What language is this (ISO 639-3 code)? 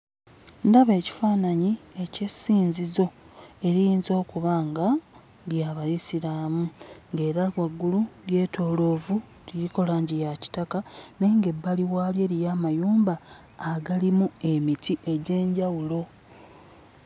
lug